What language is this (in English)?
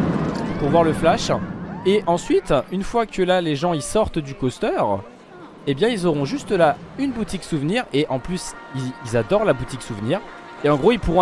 French